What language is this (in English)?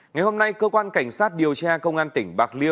Vietnamese